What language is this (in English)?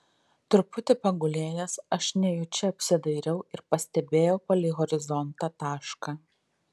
Lithuanian